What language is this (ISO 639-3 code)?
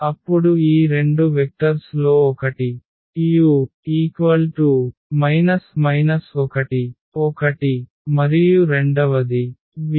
tel